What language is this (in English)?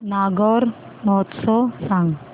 Marathi